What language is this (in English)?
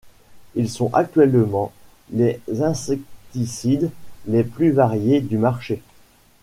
French